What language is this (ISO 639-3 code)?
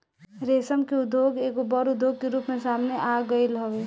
bho